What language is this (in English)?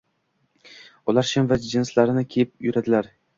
Uzbek